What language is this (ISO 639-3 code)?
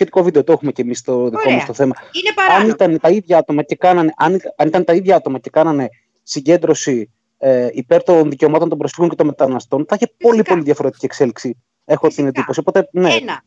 ell